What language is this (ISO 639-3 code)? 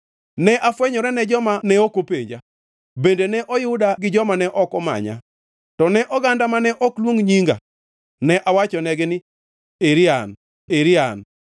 luo